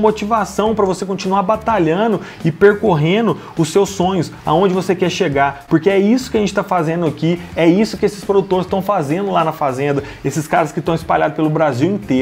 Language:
Portuguese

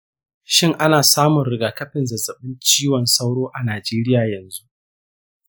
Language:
Hausa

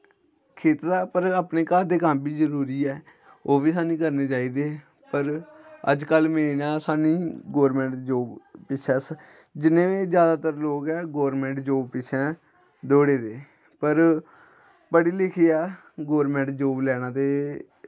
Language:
Dogri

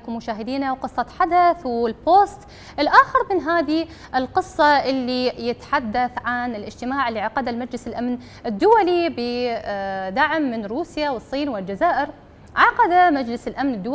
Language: Arabic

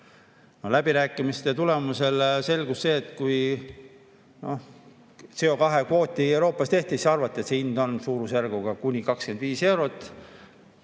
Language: Estonian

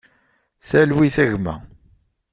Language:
Kabyle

